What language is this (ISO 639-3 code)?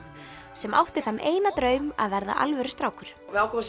isl